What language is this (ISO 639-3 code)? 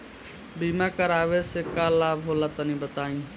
bho